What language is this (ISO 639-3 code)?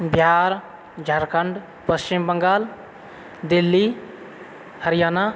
mai